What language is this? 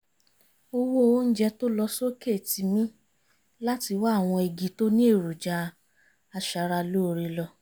Yoruba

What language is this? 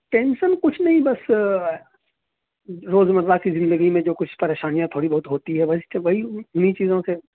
Urdu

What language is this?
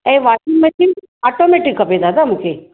Sindhi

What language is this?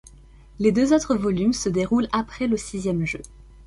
French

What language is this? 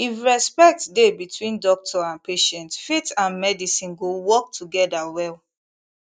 Nigerian Pidgin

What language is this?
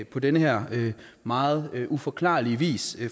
Danish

